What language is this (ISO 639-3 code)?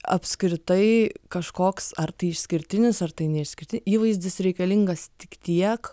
lit